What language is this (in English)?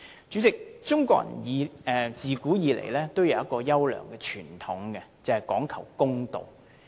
Cantonese